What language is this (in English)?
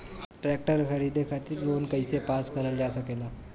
Bhojpuri